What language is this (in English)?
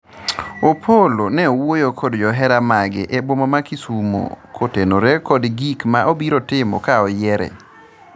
Luo (Kenya and Tanzania)